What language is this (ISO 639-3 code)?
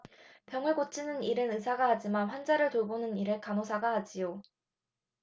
kor